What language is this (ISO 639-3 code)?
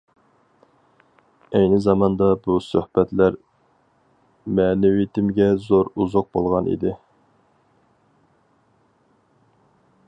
uig